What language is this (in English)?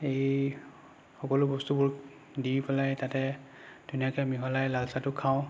Assamese